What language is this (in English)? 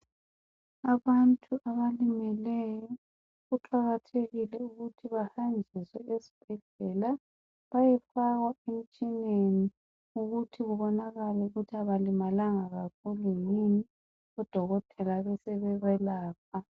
North Ndebele